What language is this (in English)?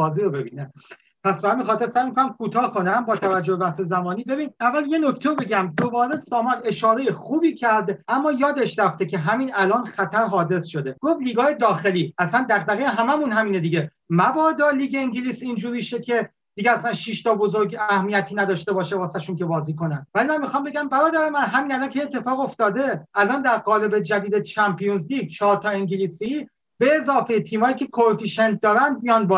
Persian